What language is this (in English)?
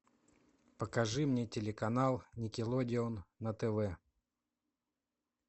Russian